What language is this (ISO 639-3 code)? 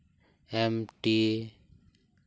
sat